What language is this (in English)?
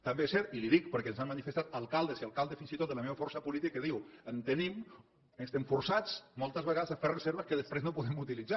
Catalan